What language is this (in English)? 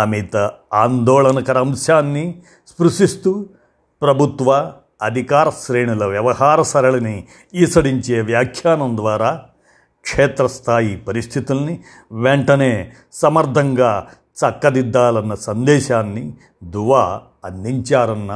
Telugu